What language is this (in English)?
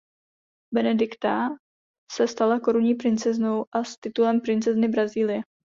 Czech